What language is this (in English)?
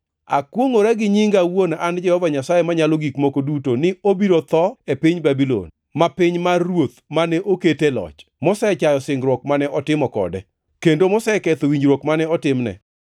Luo (Kenya and Tanzania)